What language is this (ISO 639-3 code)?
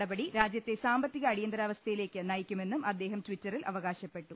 mal